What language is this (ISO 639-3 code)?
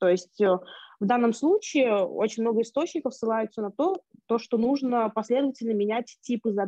rus